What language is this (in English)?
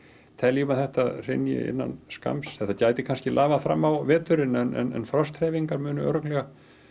Icelandic